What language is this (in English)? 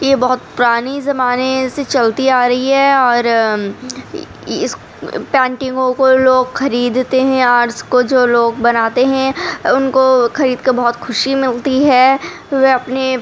Urdu